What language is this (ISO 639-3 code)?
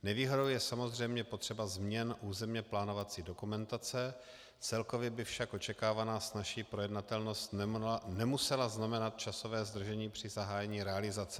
ces